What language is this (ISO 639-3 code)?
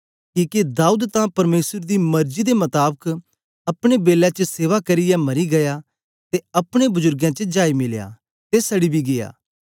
doi